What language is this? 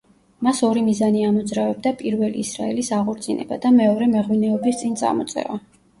Georgian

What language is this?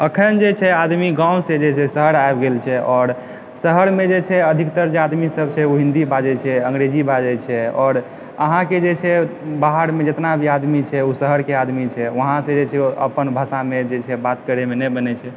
Maithili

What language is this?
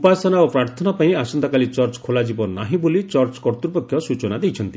Odia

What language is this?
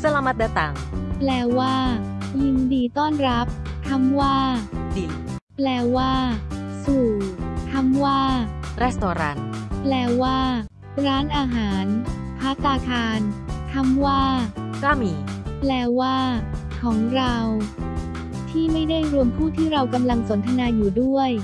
Thai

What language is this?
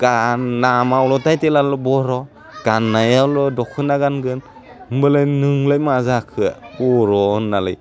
Bodo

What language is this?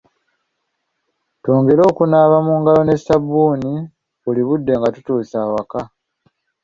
Ganda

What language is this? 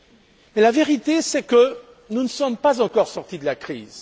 French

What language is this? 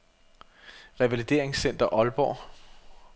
Danish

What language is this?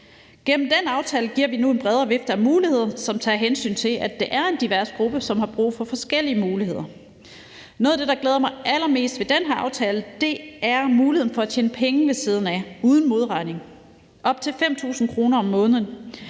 Danish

